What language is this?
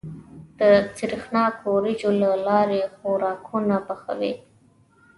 Pashto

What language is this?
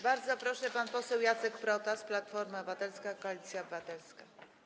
Polish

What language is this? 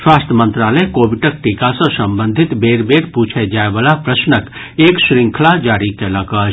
Maithili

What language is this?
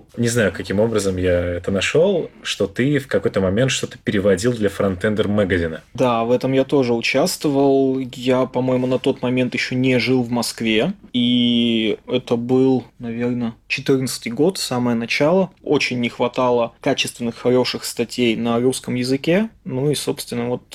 Russian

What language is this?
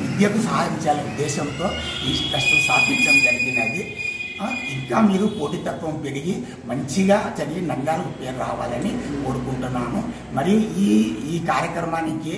Hindi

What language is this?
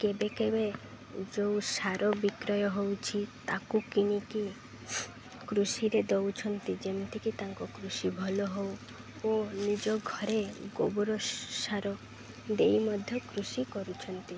Odia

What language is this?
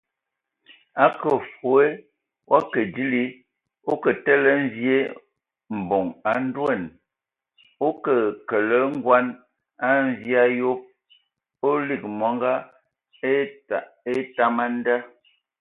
Ewondo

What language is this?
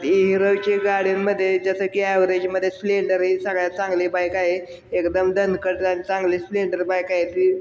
Marathi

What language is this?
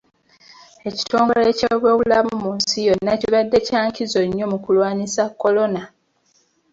Ganda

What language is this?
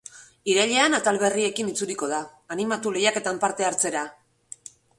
Basque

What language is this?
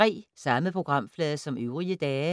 Danish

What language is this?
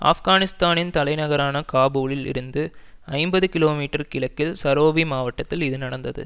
Tamil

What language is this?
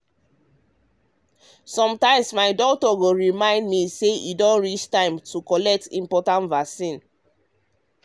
Nigerian Pidgin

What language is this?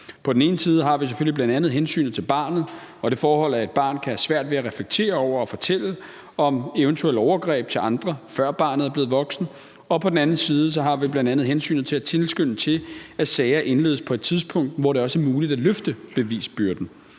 Danish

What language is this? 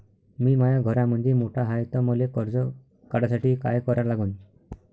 Marathi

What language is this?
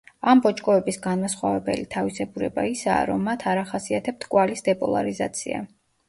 Georgian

